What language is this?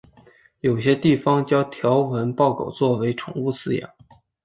Chinese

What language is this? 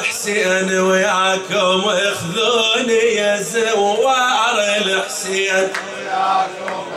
Arabic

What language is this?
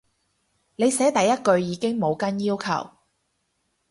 Cantonese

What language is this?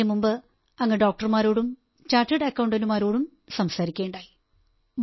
Malayalam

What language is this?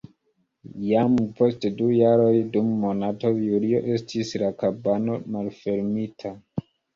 Esperanto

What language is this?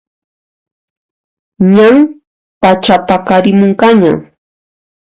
Puno Quechua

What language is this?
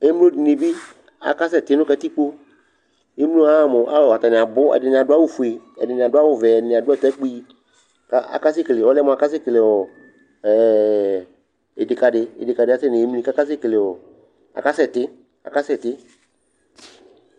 Ikposo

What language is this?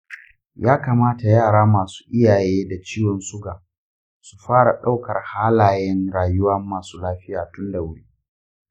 Hausa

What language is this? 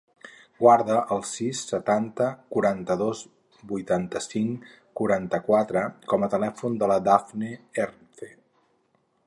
Catalan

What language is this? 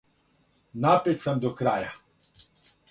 Serbian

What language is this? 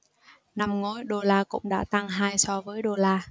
Vietnamese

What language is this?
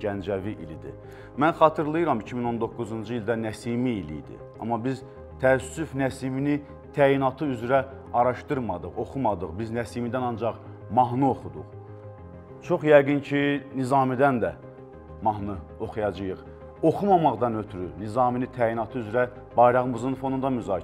Turkish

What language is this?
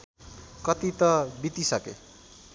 Nepali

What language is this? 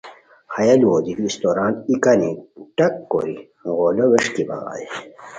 Khowar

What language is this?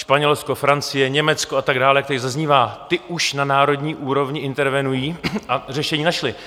Czech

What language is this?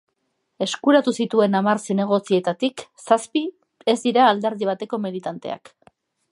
Basque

